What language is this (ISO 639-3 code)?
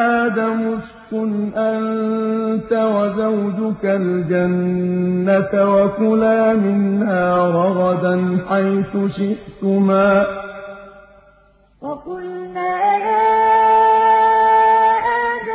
ara